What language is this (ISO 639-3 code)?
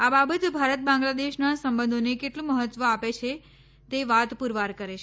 guj